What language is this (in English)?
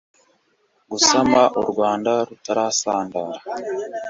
Kinyarwanda